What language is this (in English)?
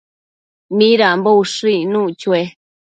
Matsés